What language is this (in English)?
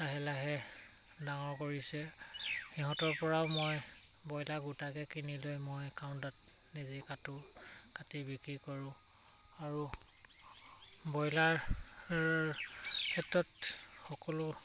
Assamese